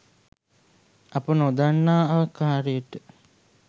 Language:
Sinhala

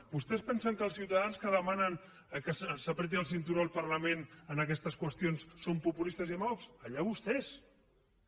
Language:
Catalan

